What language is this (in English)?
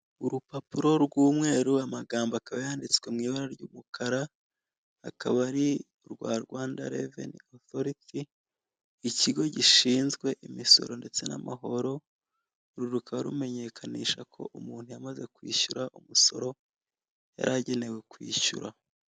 Kinyarwanda